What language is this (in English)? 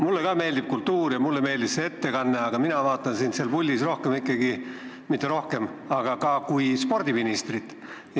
Estonian